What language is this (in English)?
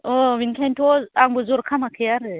Bodo